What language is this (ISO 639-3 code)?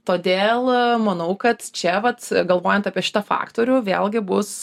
lit